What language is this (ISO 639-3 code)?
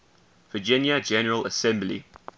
eng